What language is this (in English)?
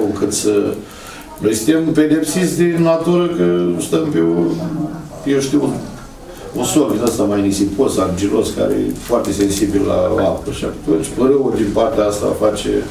Romanian